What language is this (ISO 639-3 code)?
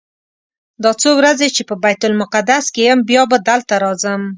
pus